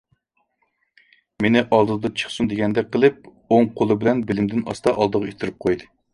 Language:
Uyghur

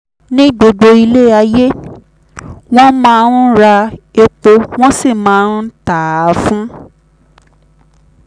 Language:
Yoruba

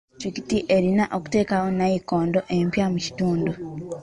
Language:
Ganda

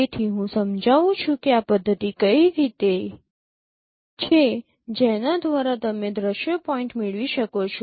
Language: Gujarati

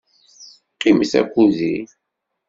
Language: Kabyle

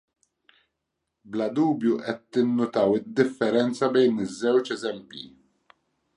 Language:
Maltese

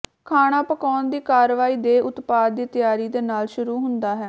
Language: Punjabi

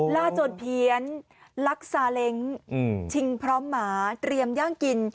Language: Thai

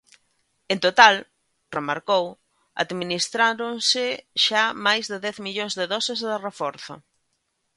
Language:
Galician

